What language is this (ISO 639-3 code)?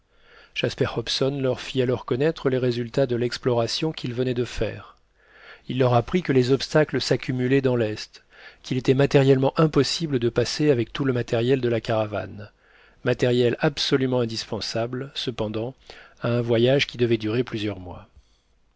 fra